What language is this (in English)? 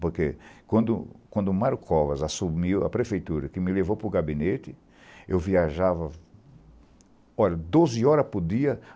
Portuguese